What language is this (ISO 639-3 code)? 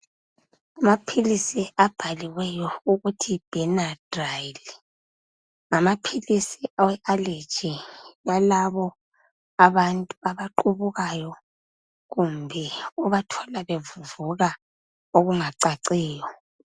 nde